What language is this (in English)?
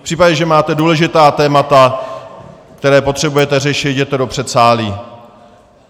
Czech